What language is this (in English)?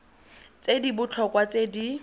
Tswana